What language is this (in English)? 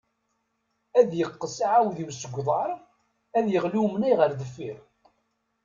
Kabyle